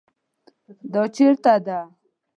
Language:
Pashto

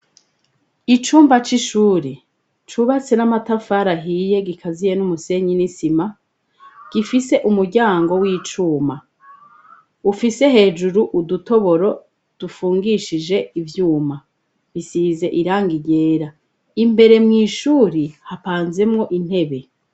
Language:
Rundi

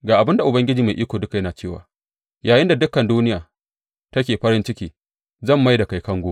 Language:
Hausa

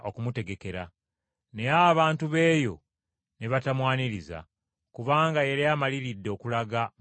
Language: Ganda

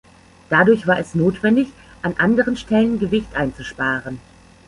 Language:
German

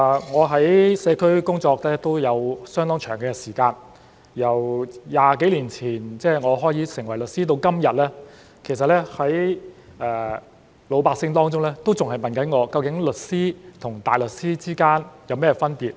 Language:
Cantonese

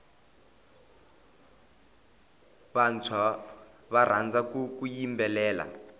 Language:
Tsonga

